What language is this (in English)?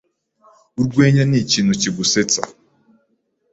Kinyarwanda